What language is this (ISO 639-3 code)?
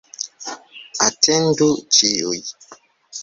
epo